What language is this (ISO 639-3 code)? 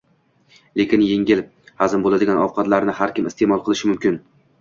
uzb